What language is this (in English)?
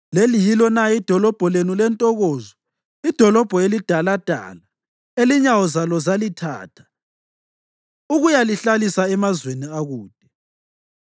North Ndebele